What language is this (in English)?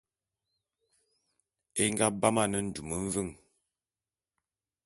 Bulu